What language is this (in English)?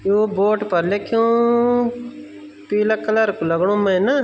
Garhwali